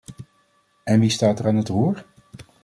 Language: Dutch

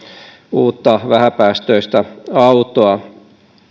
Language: Finnish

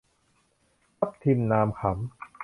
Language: Thai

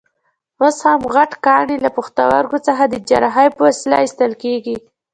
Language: Pashto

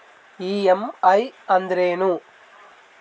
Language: Kannada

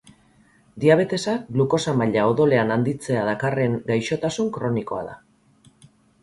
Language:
Basque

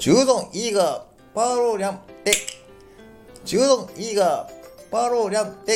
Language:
Japanese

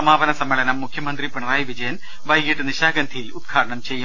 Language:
Malayalam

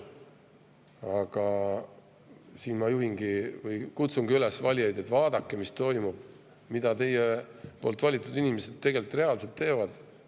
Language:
Estonian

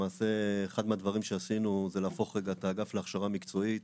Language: Hebrew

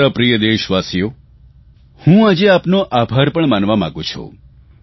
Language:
Gujarati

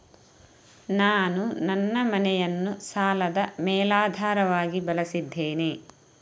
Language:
Kannada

